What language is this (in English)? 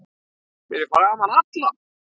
Icelandic